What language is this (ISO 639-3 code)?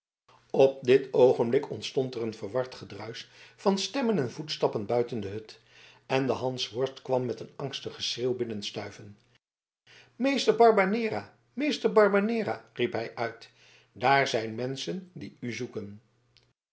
nld